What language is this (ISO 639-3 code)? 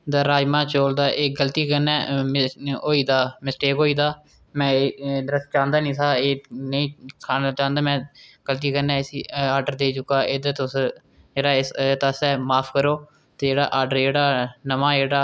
doi